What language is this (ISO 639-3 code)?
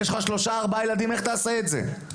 heb